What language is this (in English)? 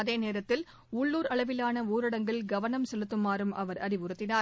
Tamil